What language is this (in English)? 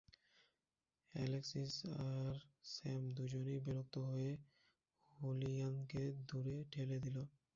Bangla